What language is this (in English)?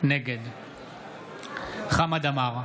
Hebrew